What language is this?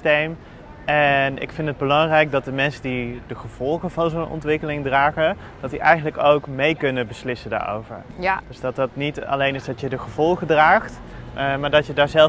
Dutch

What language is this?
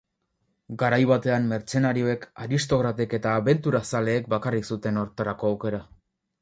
Basque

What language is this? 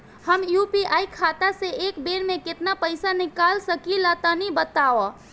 Bhojpuri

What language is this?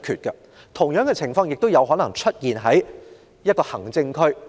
Cantonese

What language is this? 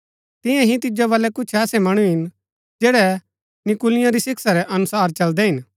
Gaddi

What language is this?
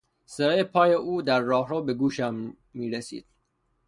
Persian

